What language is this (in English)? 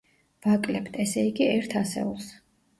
Georgian